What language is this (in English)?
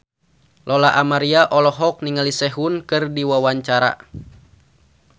Sundanese